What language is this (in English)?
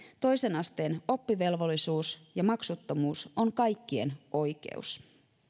Finnish